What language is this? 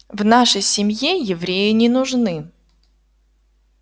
Russian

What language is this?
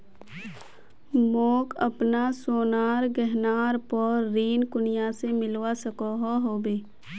Magahi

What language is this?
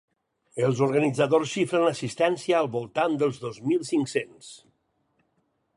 Catalan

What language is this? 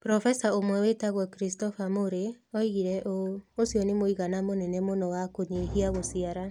Kikuyu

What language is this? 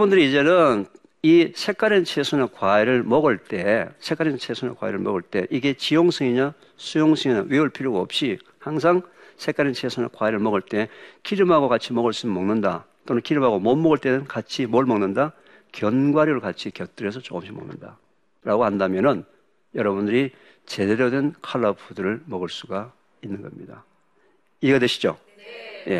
Korean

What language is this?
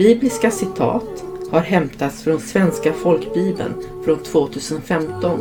Swedish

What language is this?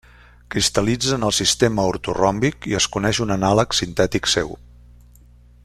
Catalan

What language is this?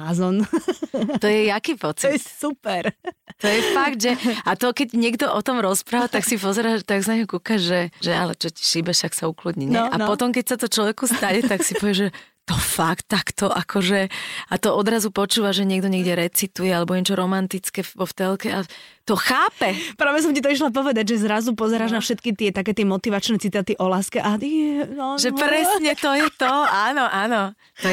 Slovak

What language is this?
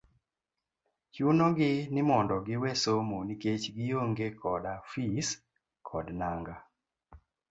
Luo (Kenya and Tanzania)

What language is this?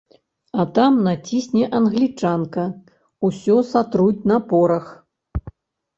Belarusian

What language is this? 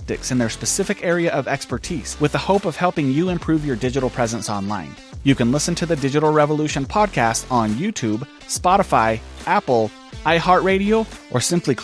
English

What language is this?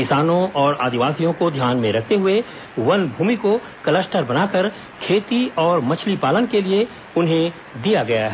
Hindi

